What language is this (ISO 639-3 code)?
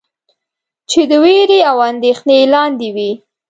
pus